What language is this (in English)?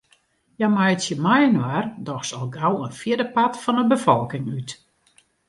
Western Frisian